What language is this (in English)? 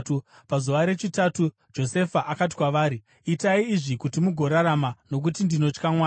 Shona